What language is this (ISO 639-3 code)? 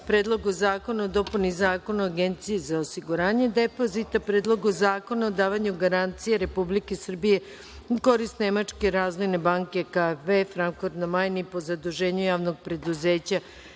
srp